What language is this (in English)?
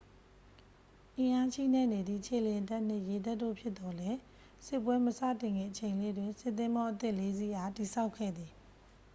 Burmese